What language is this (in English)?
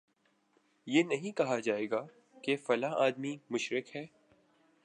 Urdu